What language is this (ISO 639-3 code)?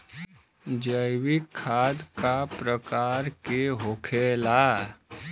bho